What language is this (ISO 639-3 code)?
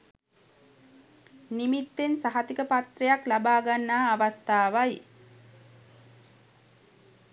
sin